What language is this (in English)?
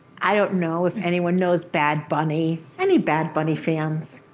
English